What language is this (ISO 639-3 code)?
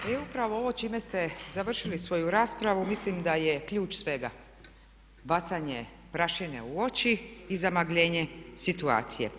hrv